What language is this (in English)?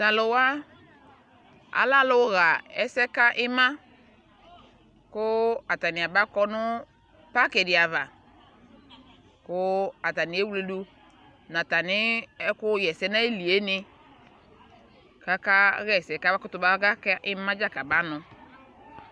Ikposo